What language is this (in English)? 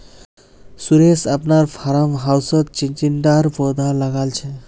Magahi